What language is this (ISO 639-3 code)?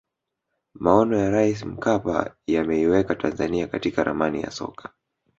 swa